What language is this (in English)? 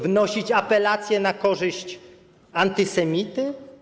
Polish